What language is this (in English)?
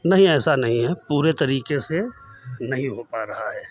Hindi